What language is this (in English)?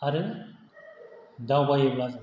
Bodo